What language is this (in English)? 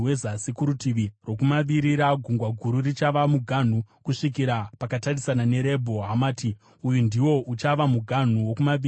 Shona